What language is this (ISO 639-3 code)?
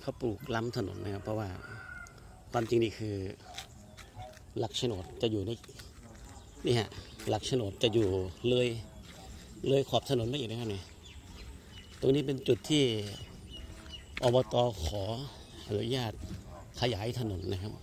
tha